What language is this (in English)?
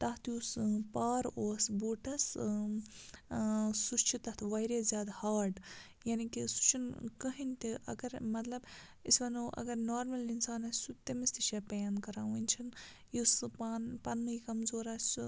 Kashmiri